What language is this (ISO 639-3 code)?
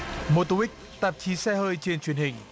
vie